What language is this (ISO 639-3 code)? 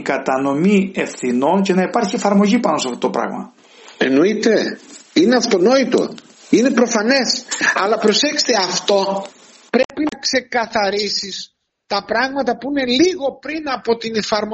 ell